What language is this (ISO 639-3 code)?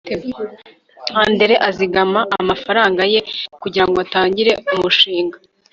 kin